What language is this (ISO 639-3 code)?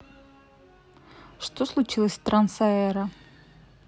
rus